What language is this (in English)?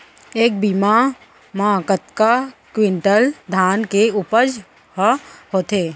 Chhattisgarhi